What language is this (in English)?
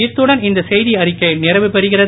Tamil